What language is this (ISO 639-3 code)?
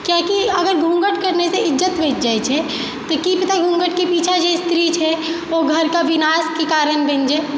mai